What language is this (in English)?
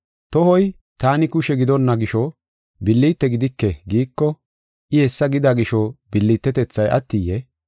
Gofa